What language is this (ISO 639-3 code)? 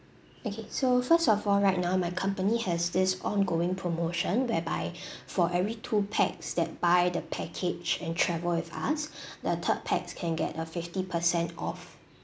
eng